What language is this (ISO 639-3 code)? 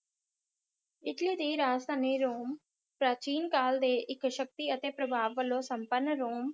pan